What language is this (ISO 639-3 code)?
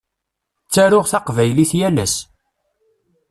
kab